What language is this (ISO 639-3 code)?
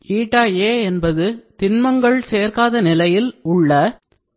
tam